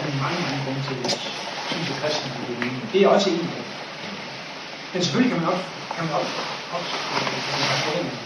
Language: Danish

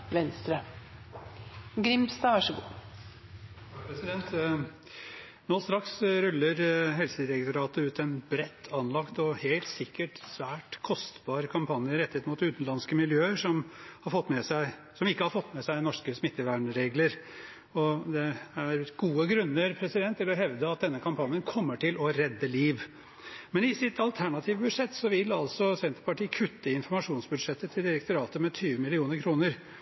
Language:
Norwegian Bokmål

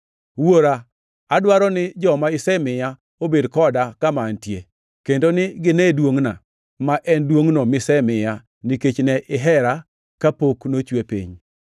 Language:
Luo (Kenya and Tanzania)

